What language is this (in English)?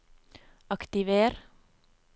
Norwegian